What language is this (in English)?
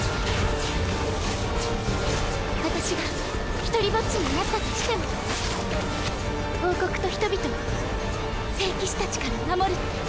Japanese